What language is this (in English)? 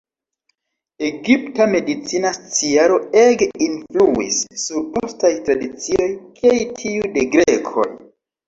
Esperanto